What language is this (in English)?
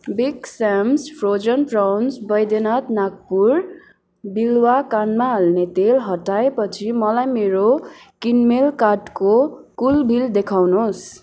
Nepali